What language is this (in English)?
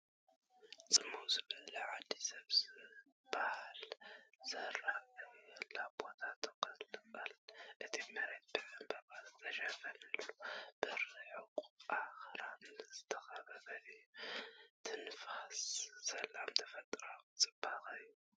Tigrinya